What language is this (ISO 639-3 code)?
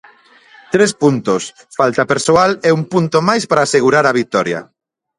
glg